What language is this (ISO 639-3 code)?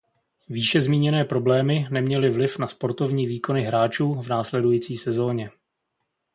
ces